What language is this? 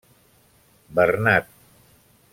Catalan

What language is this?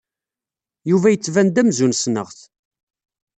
Kabyle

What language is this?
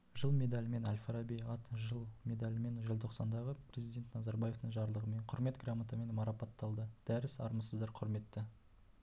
Kazakh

